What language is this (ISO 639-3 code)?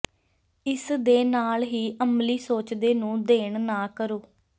pan